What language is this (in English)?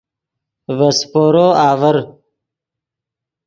Yidgha